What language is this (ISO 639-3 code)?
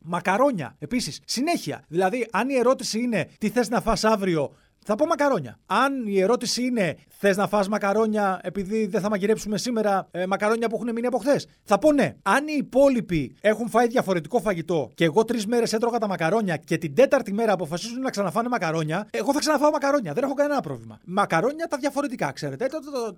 ell